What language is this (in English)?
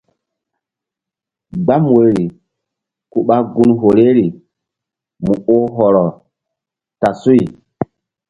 Mbum